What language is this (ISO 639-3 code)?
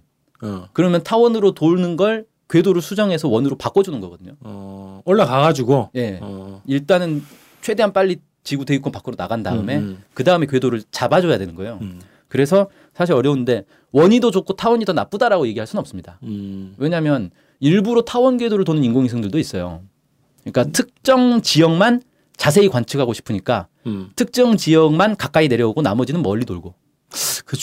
kor